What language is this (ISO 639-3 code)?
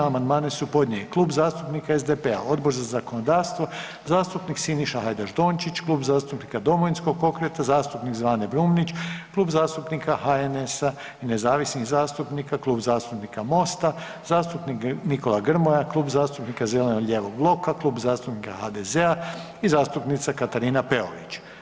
hrv